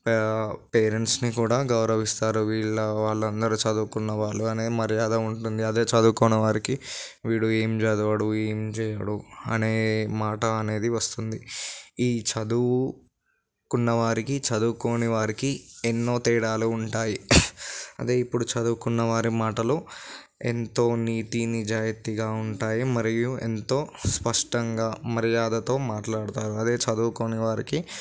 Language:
Telugu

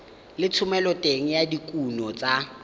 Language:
Tswana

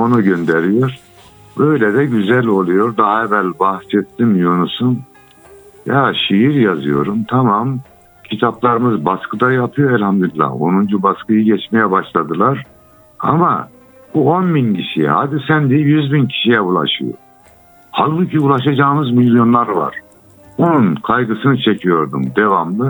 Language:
Turkish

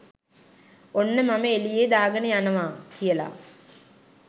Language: Sinhala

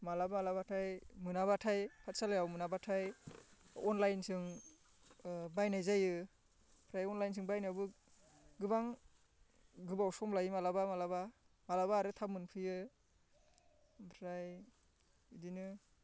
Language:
Bodo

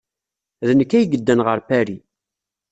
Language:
Kabyle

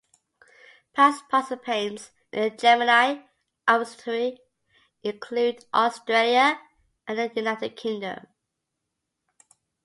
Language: English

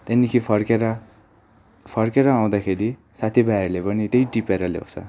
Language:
Nepali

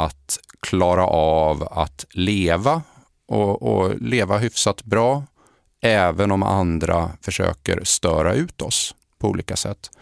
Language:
Swedish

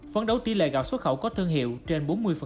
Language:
Vietnamese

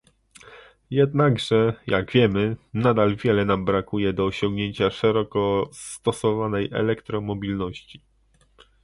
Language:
Polish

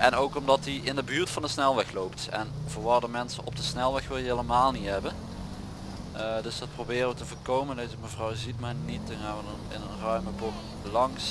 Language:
Dutch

